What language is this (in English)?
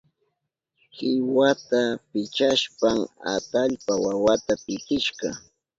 Southern Pastaza Quechua